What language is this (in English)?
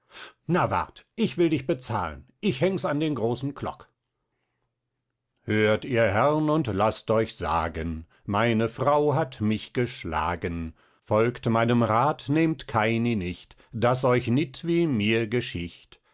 German